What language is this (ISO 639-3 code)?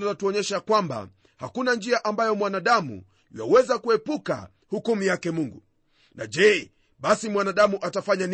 swa